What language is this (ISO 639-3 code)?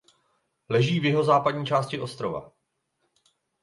ces